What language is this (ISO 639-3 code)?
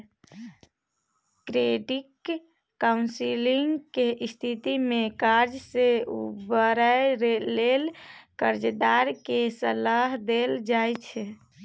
mai